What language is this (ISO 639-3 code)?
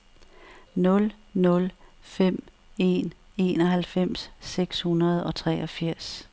dan